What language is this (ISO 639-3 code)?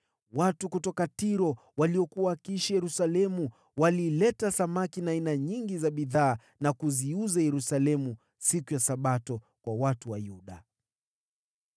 swa